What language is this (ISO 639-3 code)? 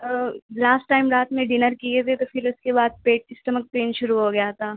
urd